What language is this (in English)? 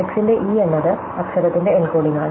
Malayalam